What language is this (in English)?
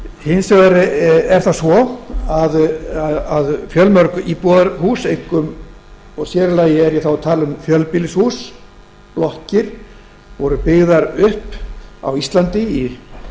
Icelandic